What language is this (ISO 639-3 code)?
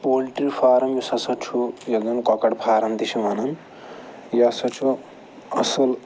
kas